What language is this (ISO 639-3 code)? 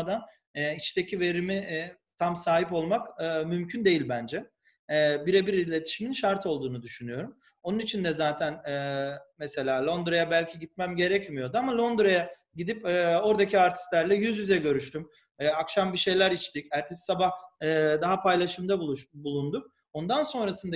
tur